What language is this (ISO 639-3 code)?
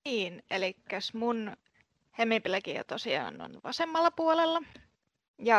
fin